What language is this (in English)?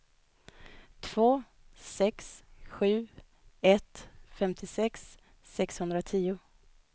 Swedish